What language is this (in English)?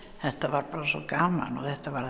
Icelandic